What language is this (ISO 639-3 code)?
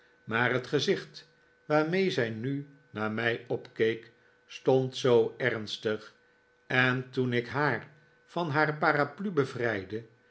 nld